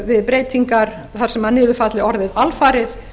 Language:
Icelandic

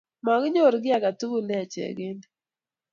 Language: Kalenjin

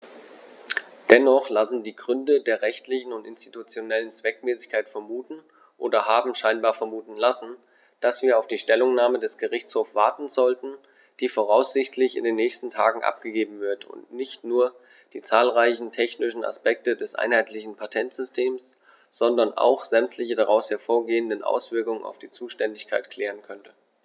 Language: German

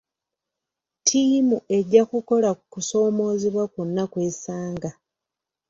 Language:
Ganda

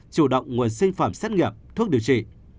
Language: Vietnamese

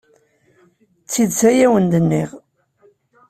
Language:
Kabyle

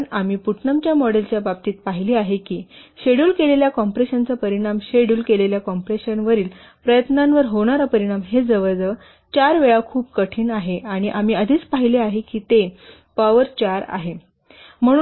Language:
Marathi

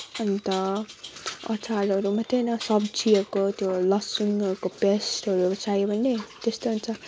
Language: Nepali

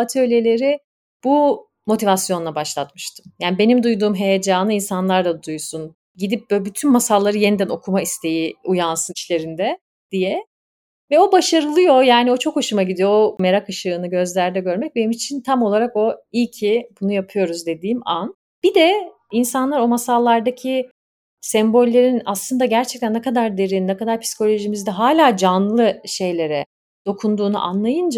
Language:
Turkish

